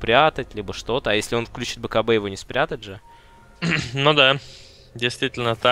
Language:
Russian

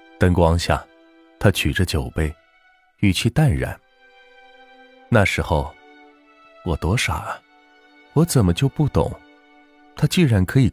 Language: Chinese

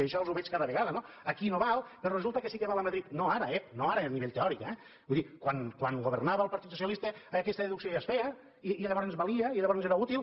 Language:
Catalan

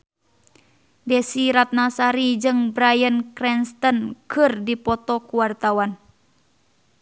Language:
Sundanese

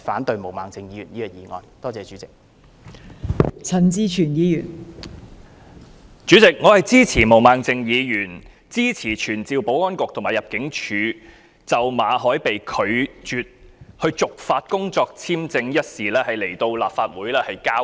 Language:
Cantonese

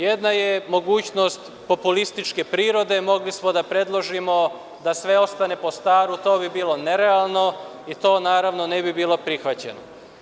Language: Serbian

